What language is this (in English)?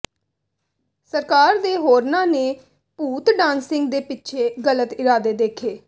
Punjabi